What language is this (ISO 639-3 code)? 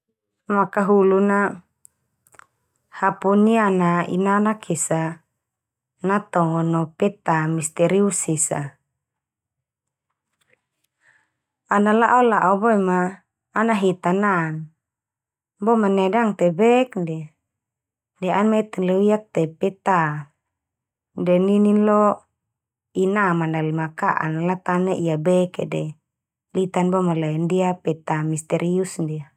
twu